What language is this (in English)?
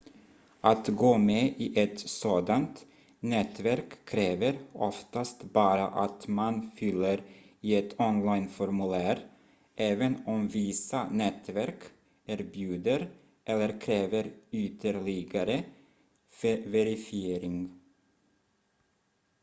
Swedish